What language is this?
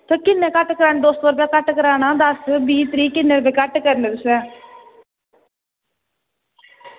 Dogri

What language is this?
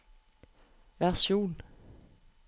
Norwegian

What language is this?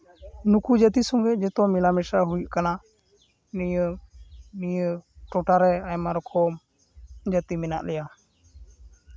Santali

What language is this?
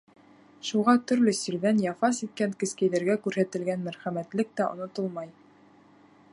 Bashkir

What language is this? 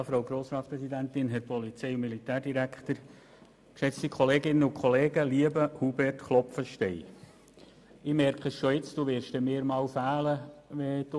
Swiss German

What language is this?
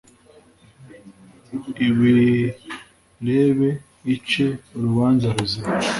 Kinyarwanda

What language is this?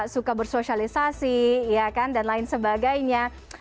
Indonesian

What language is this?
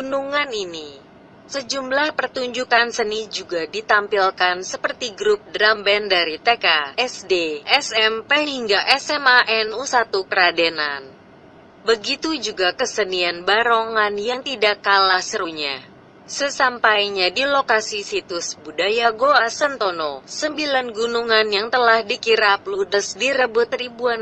Indonesian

